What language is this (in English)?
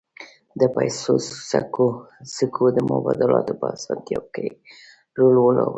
Pashto